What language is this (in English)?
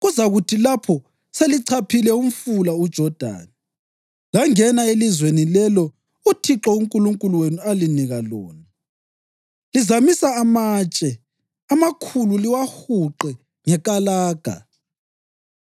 North Ndebele